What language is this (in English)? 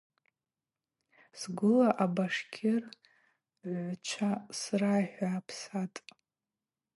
Abaza